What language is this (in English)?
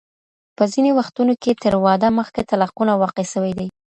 Pashto